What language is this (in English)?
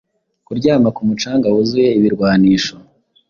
Kinyarwanda